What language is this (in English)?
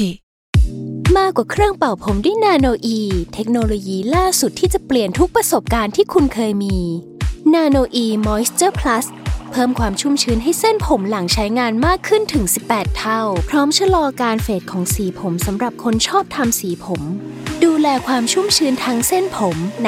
Thai